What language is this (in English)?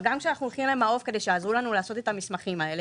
Hebrew